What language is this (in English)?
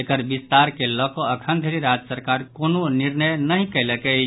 Maithili